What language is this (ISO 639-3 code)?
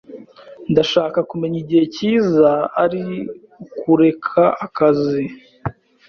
kin